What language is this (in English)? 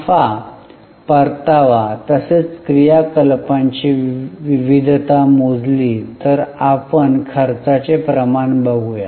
Marathi